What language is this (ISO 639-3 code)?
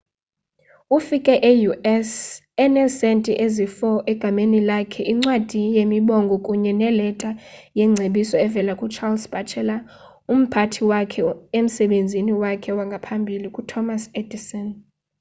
xho